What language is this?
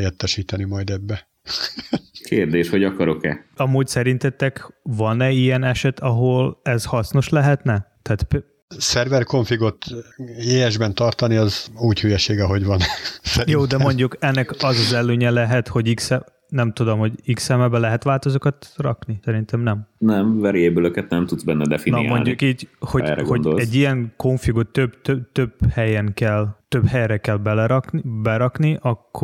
Hungarian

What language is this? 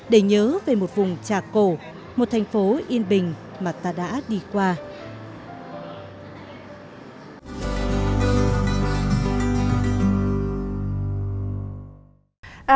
Vietnamese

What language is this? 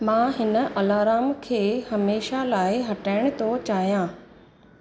Sindhi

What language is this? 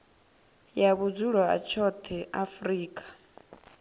Venda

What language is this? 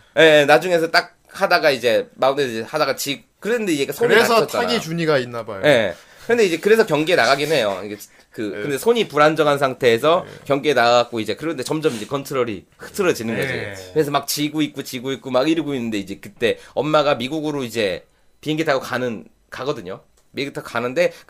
Korean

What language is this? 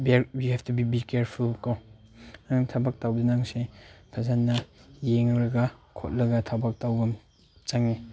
Manipuri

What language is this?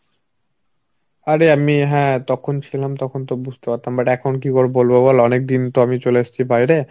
Bangla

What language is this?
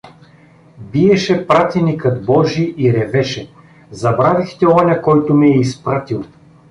Bulgarian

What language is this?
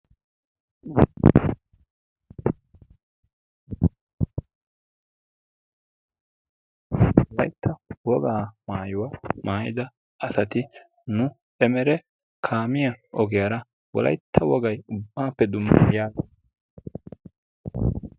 Wolaytta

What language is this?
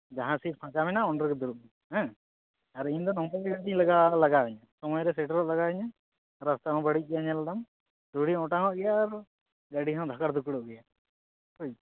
Santali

